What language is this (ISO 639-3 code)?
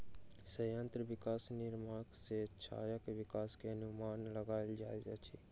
mai